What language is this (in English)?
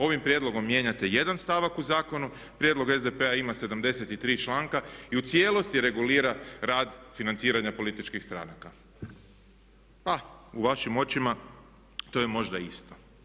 Croatian